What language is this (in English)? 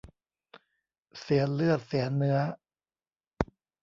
Thai